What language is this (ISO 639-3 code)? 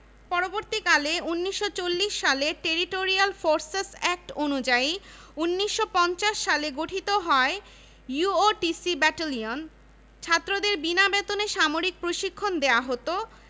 ben